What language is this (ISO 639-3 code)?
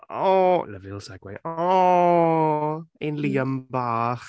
cym